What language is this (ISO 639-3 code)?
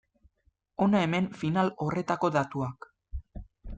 eus